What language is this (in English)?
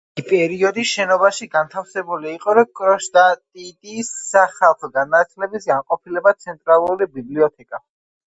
Georgian